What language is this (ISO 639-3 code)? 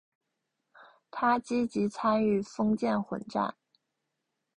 zho